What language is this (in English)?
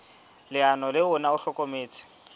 Southern Sotho